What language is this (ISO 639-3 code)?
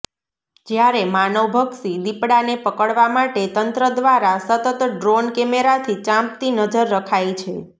guj